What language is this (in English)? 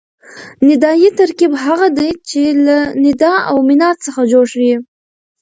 Pashto